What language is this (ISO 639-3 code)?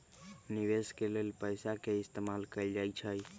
mag